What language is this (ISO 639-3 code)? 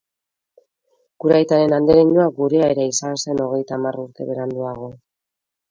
eus